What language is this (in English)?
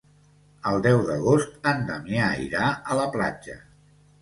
Catalan